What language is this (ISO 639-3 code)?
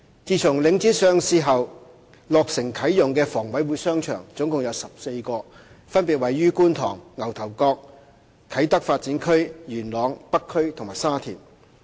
yue